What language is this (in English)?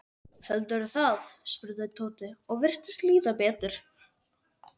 Icelandic